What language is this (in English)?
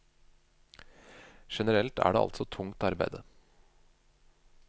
Norwegian